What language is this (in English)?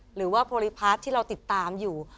Thai